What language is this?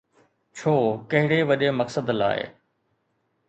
Sindhi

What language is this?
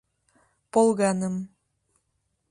Mari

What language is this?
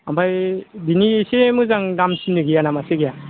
Bodo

